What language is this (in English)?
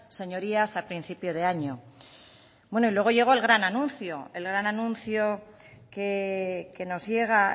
Spanish